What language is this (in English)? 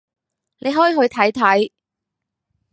Cantonese